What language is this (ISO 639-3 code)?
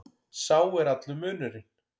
isl